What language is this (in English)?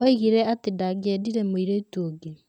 Kikuyu